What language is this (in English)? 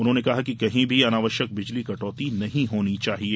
Hindi